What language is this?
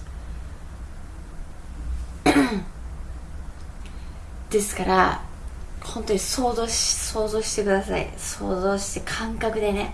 Japanese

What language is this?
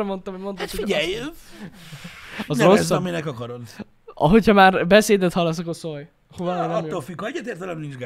Hungarian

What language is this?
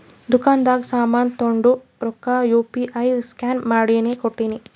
Kannada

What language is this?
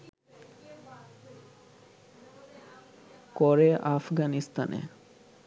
Bangla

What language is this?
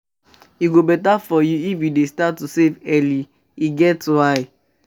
Nigerian Pidgin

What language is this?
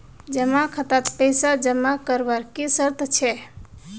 Magahi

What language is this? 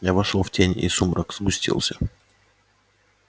Russian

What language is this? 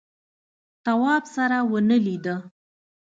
Pashto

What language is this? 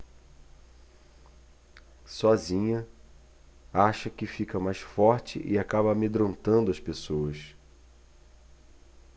Portuguese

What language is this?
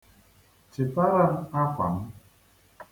Igbo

